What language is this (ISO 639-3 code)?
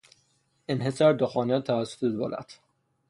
fas